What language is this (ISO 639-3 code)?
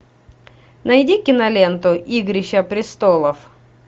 rus